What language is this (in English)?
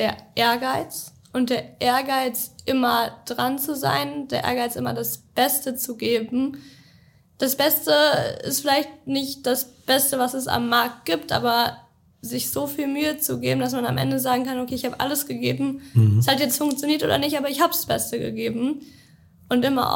German